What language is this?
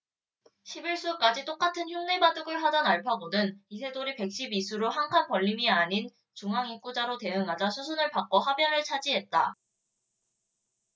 Korean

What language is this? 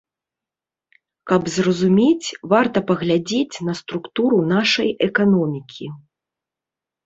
Belarusian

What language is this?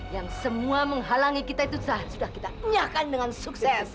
Indonesian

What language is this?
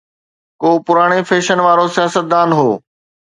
Sindhi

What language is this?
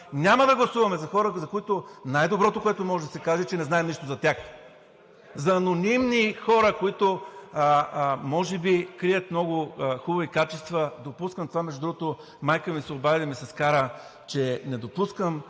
Bulgarian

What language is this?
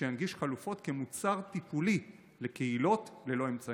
Hebrew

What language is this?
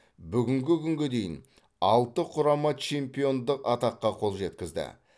Kazakh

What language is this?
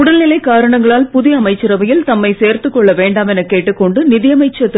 Tamil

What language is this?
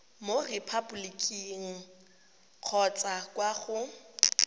Tswana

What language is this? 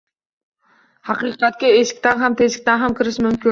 Uzbek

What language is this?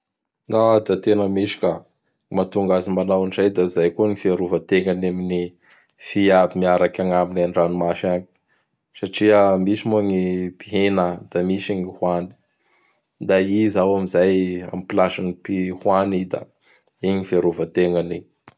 Bara Malagasy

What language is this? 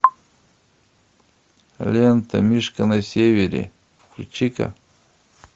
Russian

